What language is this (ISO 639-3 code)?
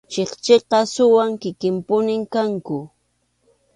qxu